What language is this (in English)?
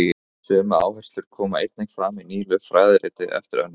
Icelandic